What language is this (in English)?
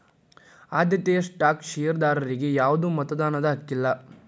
Kannada